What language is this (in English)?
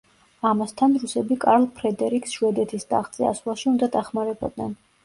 Georgian